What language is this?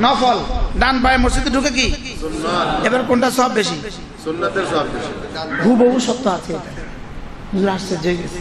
Arabic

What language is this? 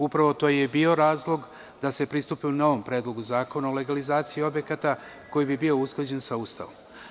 Serbian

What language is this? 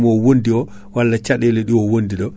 Fula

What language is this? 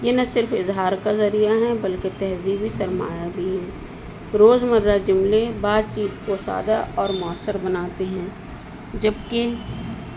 Urdu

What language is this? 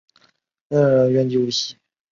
Chinese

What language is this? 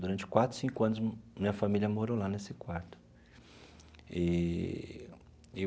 Portuguese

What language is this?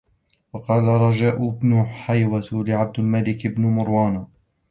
Arabic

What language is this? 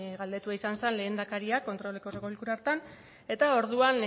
Basque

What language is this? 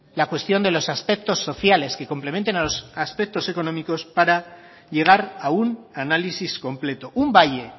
Spanish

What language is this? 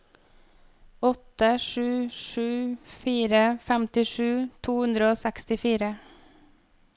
Norwegian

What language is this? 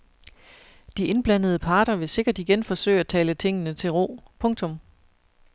Danish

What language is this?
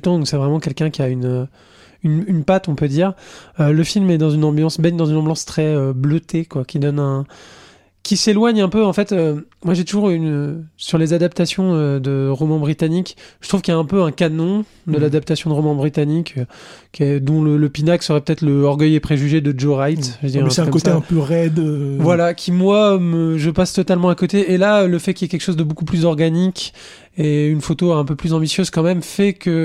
French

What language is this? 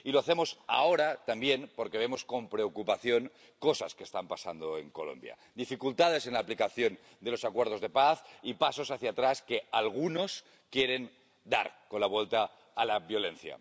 Spanish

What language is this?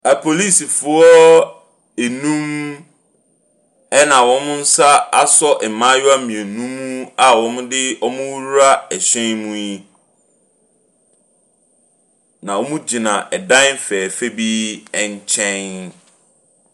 Akan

